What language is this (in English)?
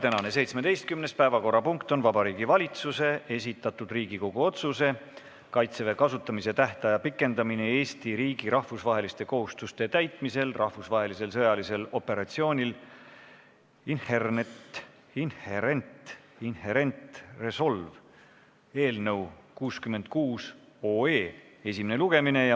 Estonian